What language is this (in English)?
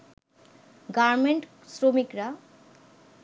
Bangla